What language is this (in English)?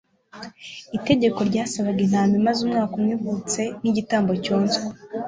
Kinyarwanda